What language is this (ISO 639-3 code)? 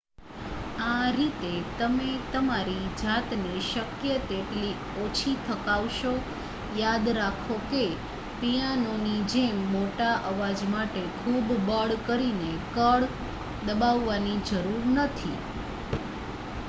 guj